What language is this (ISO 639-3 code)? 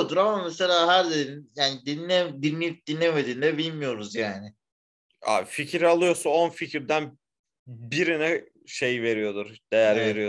tur